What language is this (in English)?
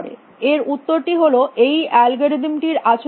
Bangla